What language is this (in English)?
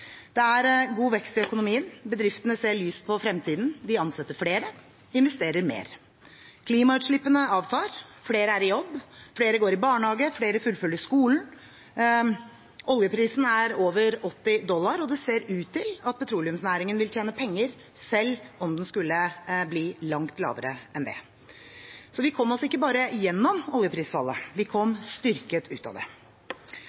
Norwegian Bokmål